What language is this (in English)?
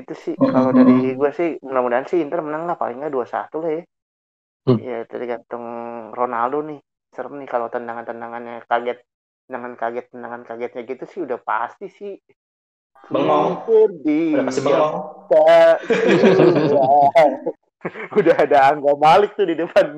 Indonesian